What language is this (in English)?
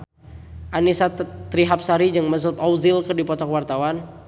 Sundanese